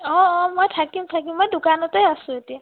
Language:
Assamese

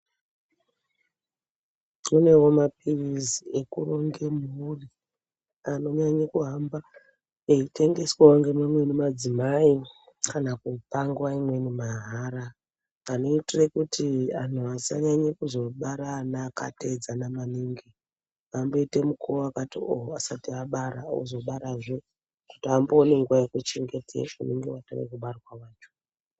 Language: Ndau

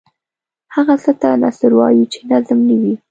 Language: Pashto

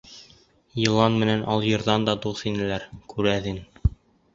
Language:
Bashkir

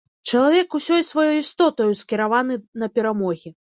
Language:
Belarusian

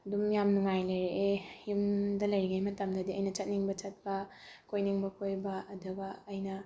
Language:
Manipuri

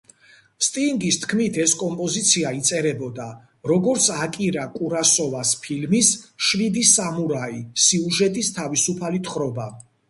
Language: Georgian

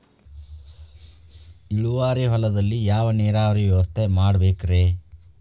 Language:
Kannada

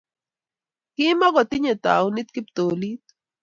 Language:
Kalenjin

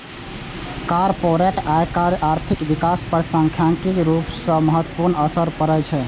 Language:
Maithili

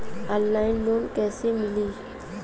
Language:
Bhojpuri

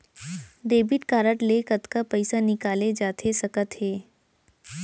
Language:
Chhattisgarhi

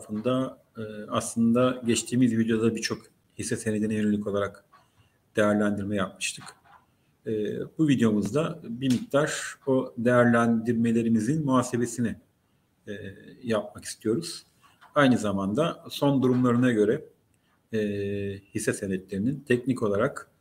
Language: Turkish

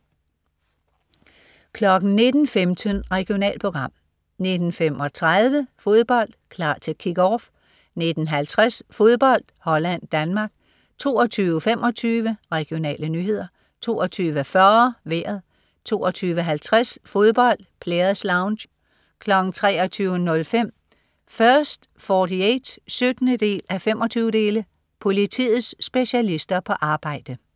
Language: Danish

